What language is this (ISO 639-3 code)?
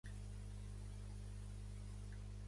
cat